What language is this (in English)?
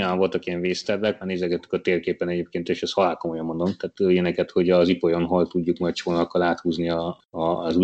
Hungarian